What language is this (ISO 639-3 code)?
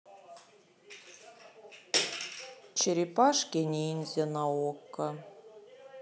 rus